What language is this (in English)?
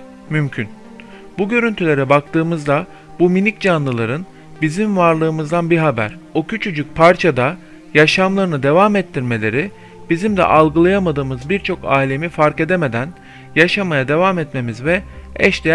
Turkish